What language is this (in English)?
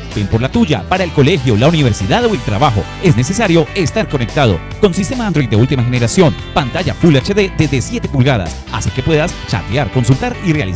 Spanish